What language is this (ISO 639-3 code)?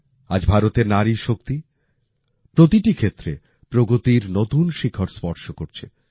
ben